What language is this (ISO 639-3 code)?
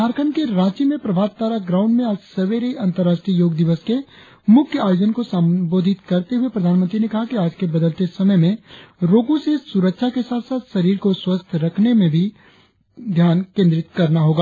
hin